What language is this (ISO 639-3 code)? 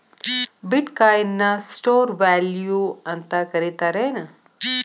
kan